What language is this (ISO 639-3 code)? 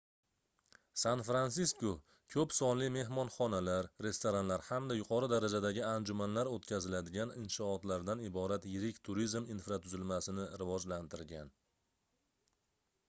uzb